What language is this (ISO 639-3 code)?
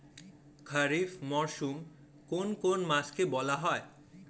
ben